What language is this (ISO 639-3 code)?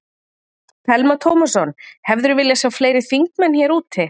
isl